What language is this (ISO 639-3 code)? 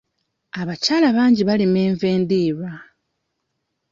lug